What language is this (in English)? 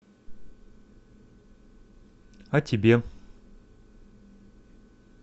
Russian